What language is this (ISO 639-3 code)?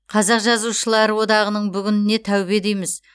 kaz